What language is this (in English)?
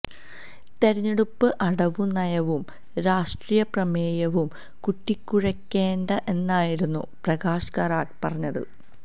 Malayalam